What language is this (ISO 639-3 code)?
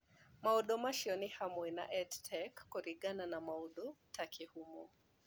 kik